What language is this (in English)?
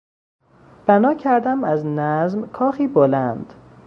Persian